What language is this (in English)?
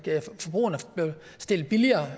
Danish